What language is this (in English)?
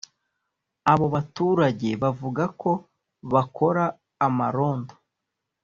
Kinyarwanda